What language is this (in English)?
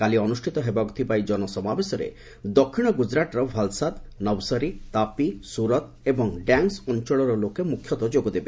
Odia